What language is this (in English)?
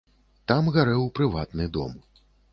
Belarusian